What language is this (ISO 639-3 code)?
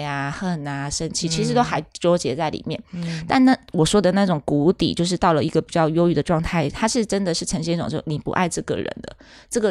zho